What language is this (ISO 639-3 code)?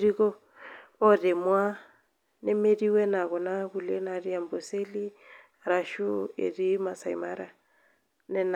mas